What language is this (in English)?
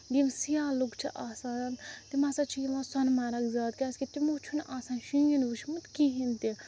Kashmiri